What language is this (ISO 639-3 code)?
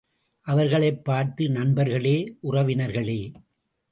tam